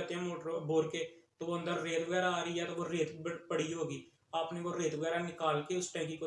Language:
Urdu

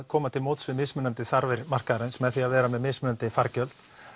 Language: Icelandic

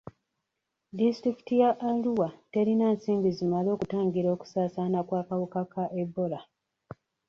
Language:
Ganda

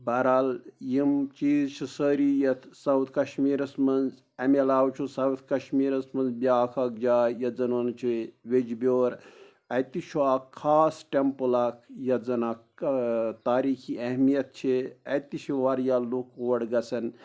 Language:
Kashmiri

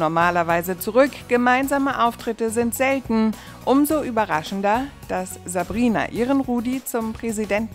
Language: German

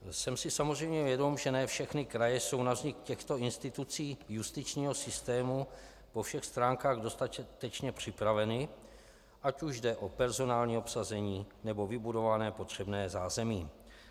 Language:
Czech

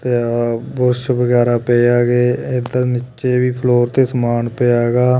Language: Punjabi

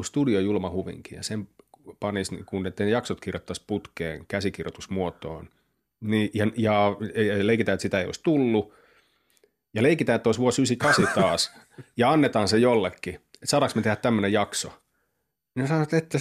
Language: Finnish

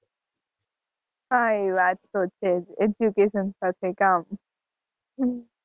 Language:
Gujarati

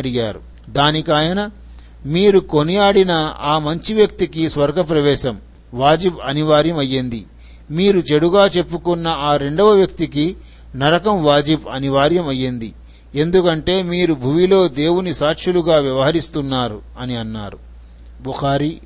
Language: Telugu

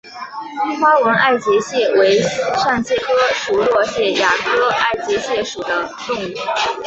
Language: Chinese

